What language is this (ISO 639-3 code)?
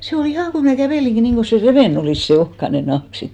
fin